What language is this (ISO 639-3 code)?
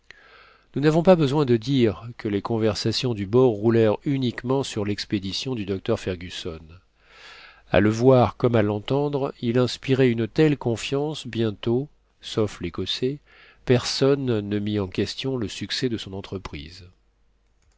fra